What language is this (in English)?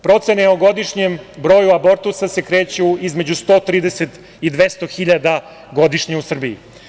Serbian